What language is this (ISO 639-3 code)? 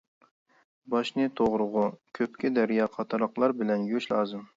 uig